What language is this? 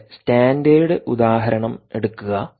Malayalam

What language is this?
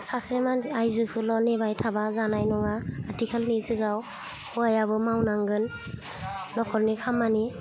Bodo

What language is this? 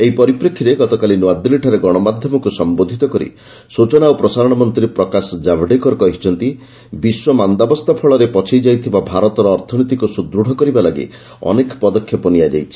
Odia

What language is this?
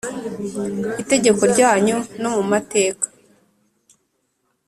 Kinyarwanda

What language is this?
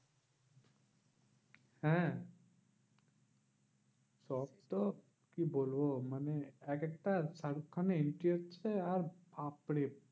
Bangla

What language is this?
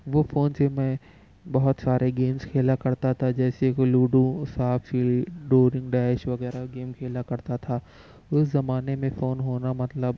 Urdu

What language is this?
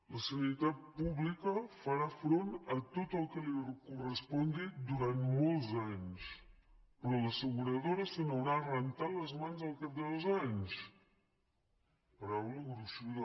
Catalan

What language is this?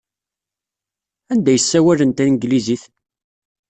Kabyle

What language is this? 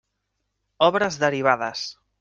Catalan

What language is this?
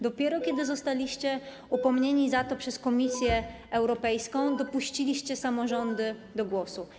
Polish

